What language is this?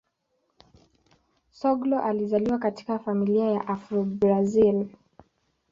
Swahili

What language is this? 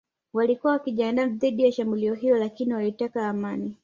Swahili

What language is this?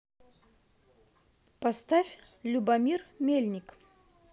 Russian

